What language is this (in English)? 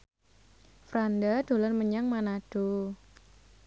Javanese